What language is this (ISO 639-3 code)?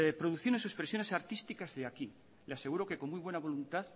spa